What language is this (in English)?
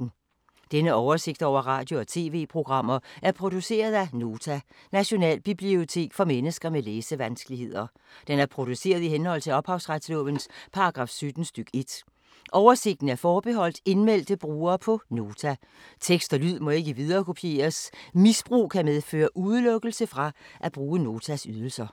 Danish